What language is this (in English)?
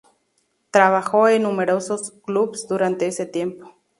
Spanish